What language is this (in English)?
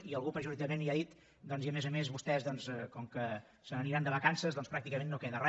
Catalan